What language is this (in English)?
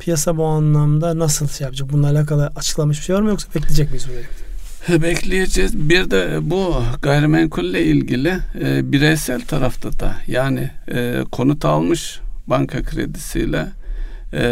Turkish